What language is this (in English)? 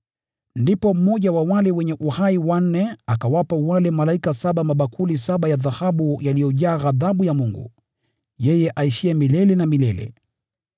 Swahili